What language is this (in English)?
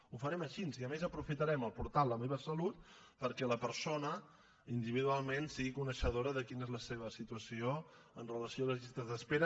Catalan